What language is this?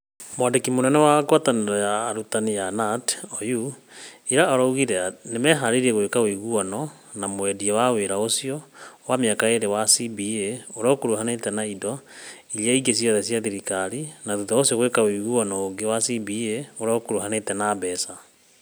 Kikuyu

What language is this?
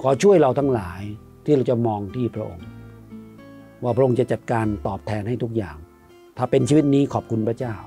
Thai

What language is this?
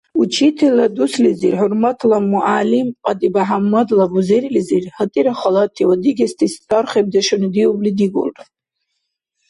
Dargwa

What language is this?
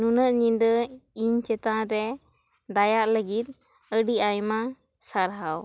Santali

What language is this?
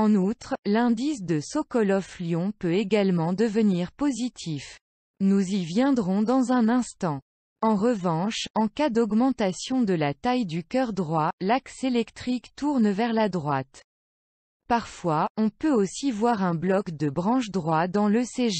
French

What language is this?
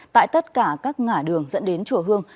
Vietnamese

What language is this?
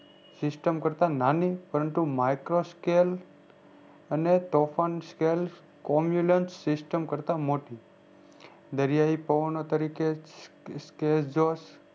Gujarati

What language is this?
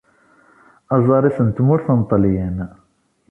Kabyle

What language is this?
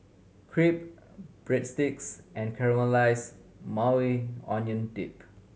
English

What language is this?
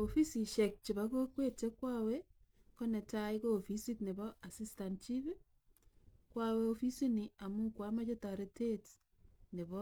Kalenjin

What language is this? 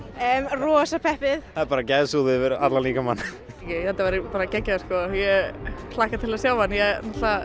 Icelandic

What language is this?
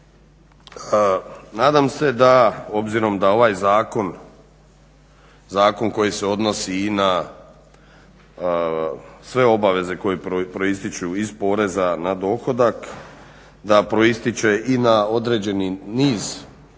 Croatian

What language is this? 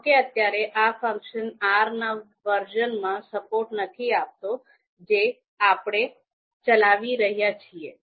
Gujarati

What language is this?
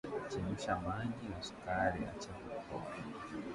Swahili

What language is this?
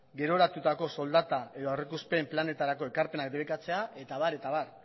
Basque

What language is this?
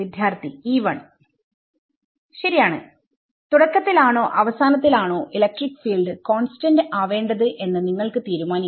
Malayalam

